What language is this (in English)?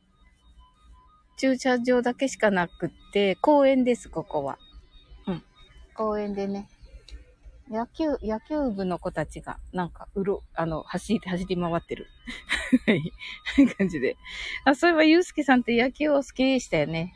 Japanese